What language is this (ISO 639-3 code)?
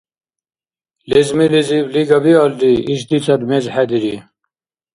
dar